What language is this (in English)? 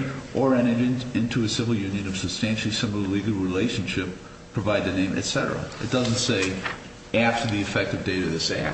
English